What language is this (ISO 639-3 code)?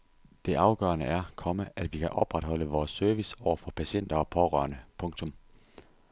dan